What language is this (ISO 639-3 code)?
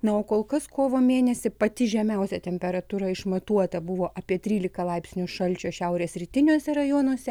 lit